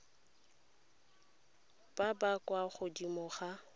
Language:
Tswana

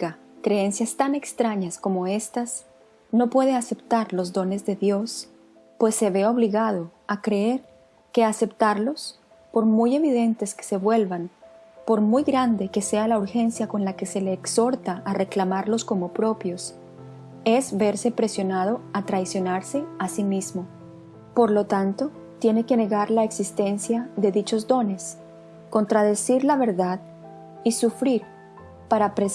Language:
Spanish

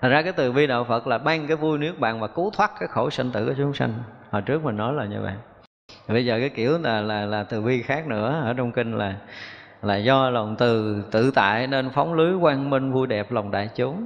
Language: Vietnamese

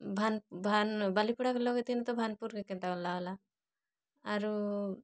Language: Odia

